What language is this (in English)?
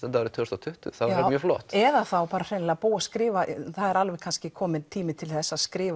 Icelandic